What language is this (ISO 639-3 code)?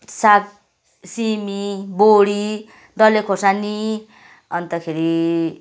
nep